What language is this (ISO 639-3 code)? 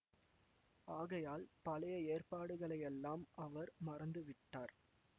tam